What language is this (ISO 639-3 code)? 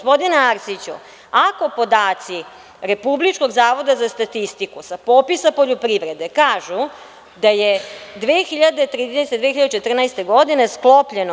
srp